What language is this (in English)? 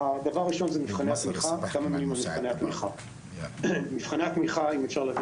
Hebrew